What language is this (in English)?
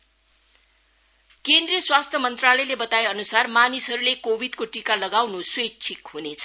Nepali